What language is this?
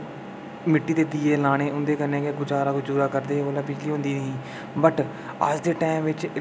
Dogri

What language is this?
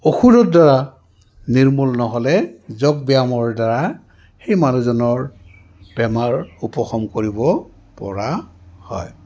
Assamese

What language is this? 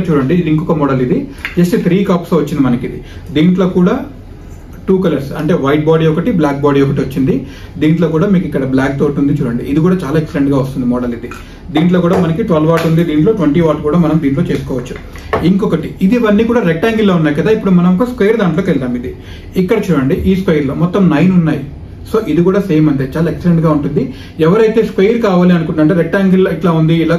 Telugu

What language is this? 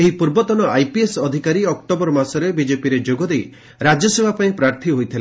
Odia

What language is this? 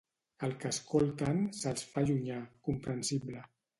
Catalan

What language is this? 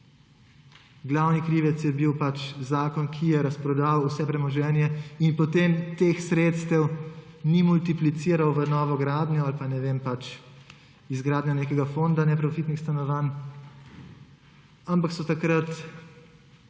Slovenian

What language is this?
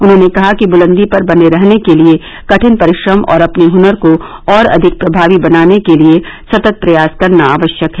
Hindi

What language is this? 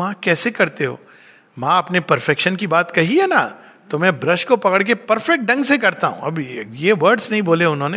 Hindi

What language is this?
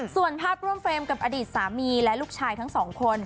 Thai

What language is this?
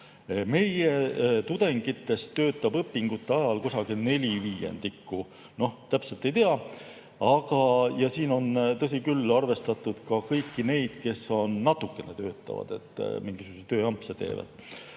Estonian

